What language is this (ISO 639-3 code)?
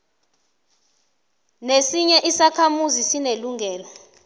nbl